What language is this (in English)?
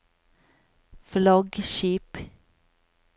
Norwegian